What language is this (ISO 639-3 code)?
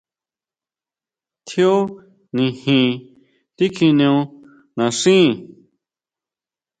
mau